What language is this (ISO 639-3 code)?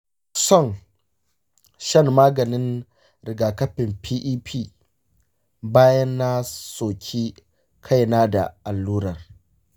hau